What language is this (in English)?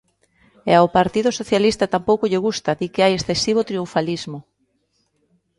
Galician